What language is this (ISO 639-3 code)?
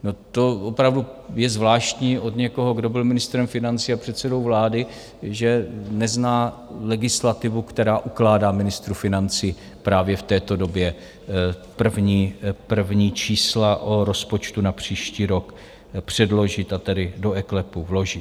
ces